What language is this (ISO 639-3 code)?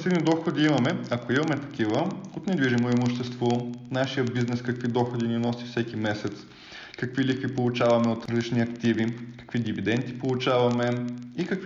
bul